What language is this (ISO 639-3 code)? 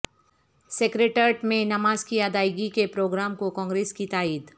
urd